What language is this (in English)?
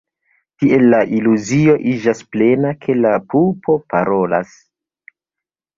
Esperanto